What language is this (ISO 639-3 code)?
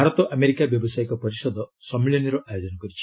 ori